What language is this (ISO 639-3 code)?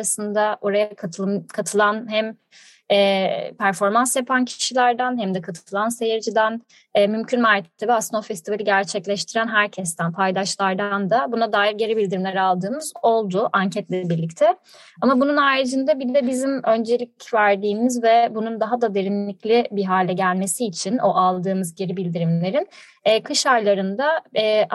tur